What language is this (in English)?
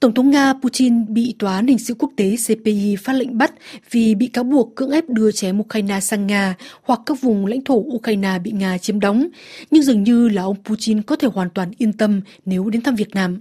Vietnamese